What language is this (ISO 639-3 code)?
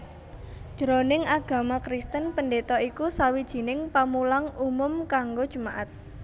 jav